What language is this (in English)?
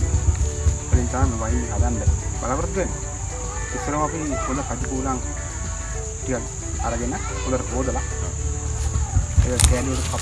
Indonesian